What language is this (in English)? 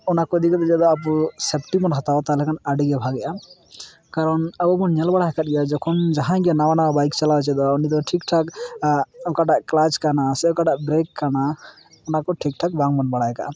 Santali